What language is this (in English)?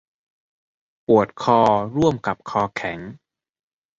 Thai